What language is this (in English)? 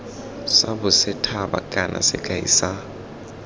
Tswana